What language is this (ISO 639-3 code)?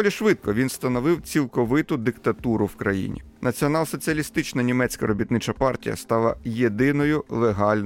ukr